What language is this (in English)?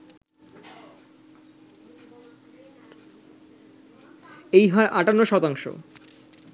Bangla